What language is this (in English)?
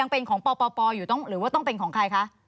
Thai